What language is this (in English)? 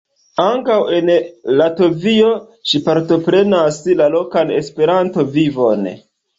Esperanto